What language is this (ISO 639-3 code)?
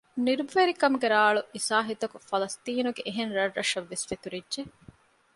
div